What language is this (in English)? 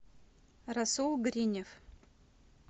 Russian